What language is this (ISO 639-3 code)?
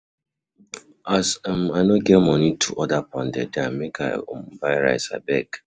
pcm